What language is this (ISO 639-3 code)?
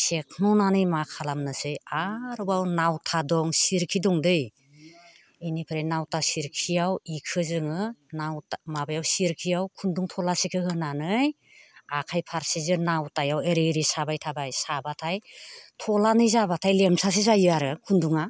brx